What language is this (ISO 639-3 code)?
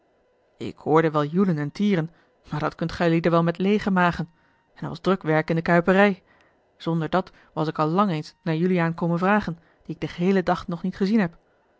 nld